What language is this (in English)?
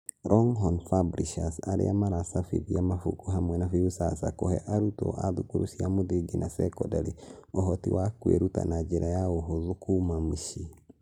Kikuyu